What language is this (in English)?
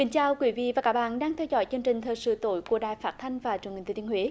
Vietnamese